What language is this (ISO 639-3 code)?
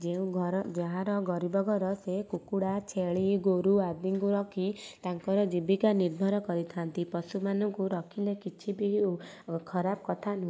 ori